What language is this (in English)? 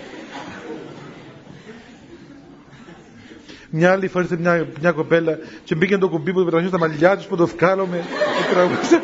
Greek